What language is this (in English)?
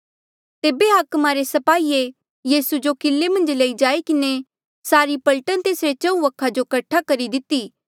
Mandeali